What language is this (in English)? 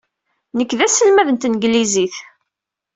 Kabyle